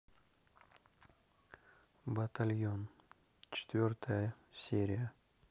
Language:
Russian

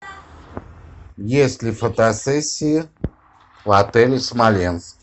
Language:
Russian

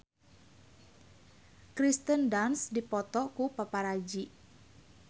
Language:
Sundanese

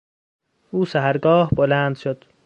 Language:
Persian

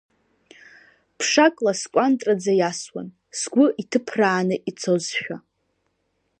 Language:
Abkhazian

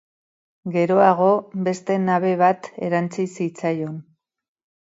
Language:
Basque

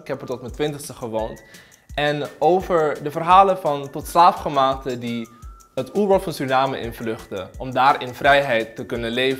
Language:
Dutch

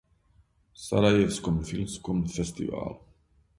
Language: Serbian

